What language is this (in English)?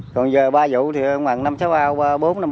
Vietnamese